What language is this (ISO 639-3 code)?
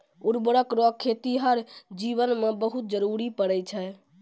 mai